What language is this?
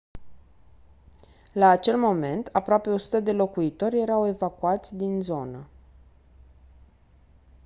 Romanian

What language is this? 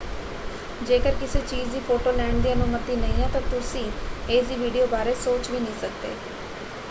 Punjabi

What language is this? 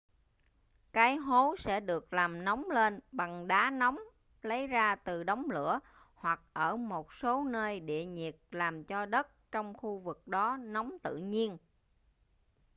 Vietnamese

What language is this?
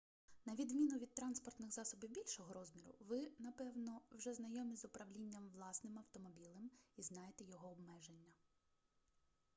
Ukrainian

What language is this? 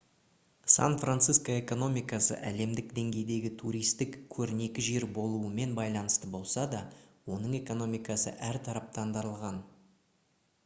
Kazakh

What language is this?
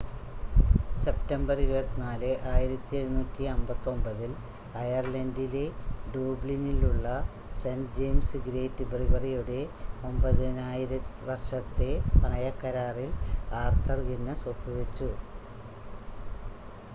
Malayalam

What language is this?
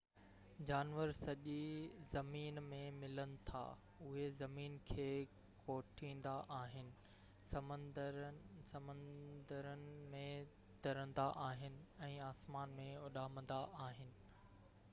Sindhi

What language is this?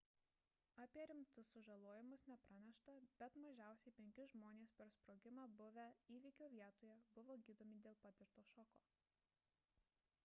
Lithuanian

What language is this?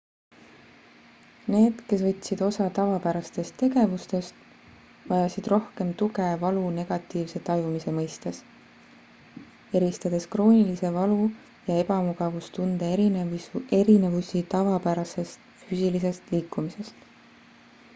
Estonian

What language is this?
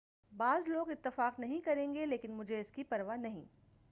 Urdu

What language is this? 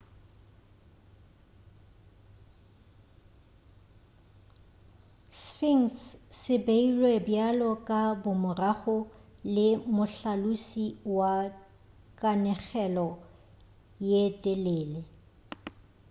Northern Sotho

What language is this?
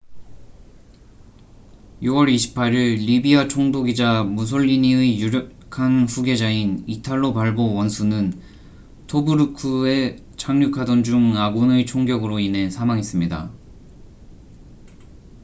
Korean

